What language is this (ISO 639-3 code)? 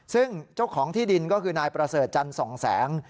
tha